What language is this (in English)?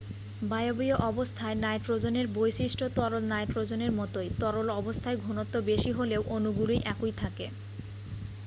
Bangla